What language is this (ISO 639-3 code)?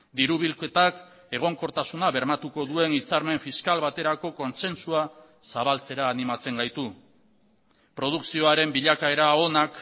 eus